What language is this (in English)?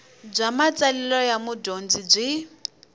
Tsonga